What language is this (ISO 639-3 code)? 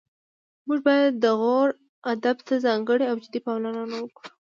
pus